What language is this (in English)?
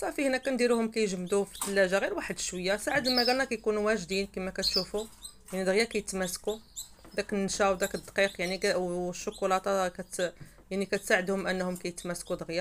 Arabic